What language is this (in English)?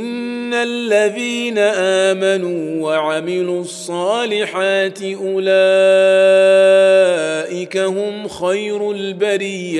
Arabic